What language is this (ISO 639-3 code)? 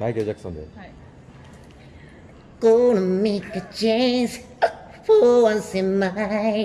jpn